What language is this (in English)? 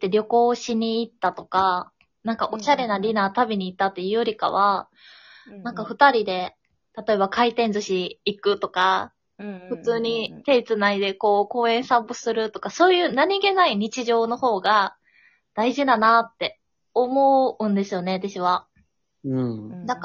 Japanese